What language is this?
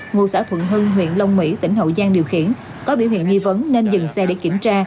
Vietnamese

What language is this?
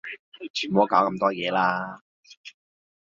Cantonese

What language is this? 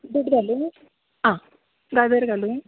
Konkani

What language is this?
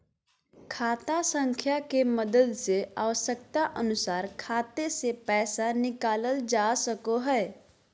Magahi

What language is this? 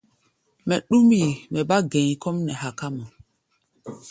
Gbaya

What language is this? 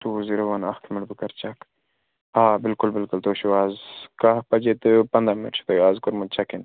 Kashmiri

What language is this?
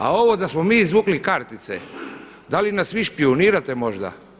Croatian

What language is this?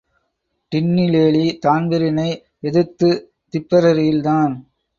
Tamil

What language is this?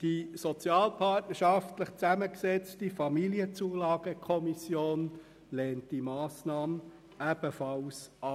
Swiss German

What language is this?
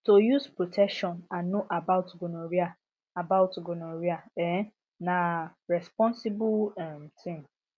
Nigerian Pidgin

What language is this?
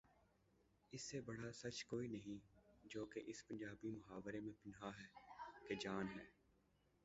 Urdu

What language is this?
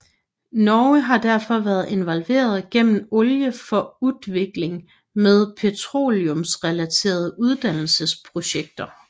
Danish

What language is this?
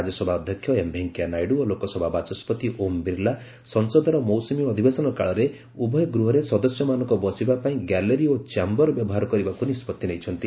Odia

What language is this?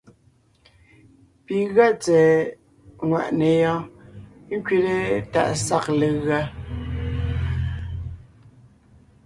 Ngiemboon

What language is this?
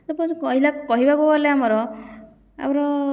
Odia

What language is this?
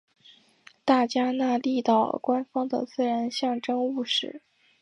Chinese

